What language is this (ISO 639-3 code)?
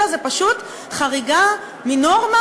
heb